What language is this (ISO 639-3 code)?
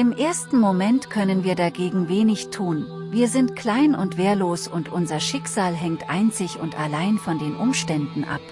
deu